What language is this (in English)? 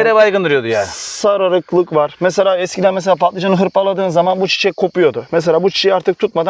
Turkish